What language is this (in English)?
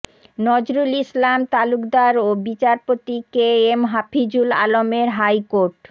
Bangla